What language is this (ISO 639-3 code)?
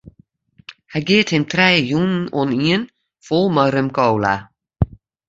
fry